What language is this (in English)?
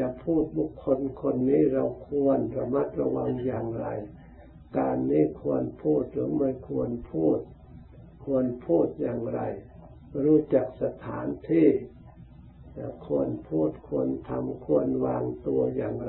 Thai